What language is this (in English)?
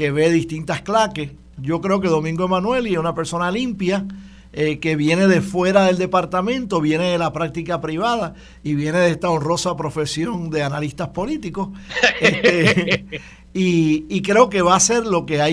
Spanish